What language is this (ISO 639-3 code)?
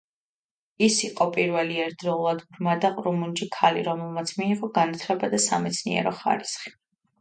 kat